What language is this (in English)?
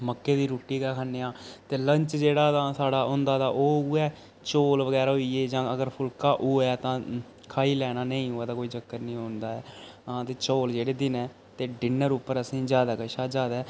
Dogri